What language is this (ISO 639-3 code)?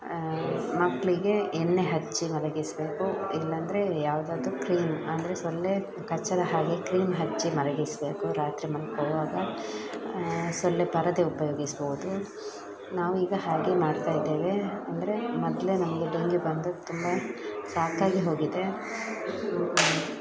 kan